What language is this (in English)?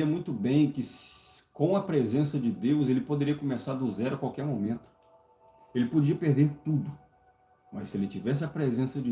Portuguese